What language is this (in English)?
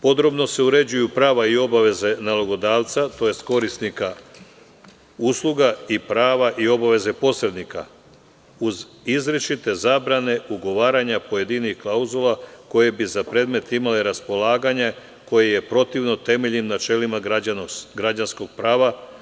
Serbian